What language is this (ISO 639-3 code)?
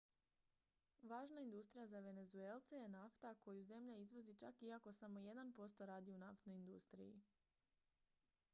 hrv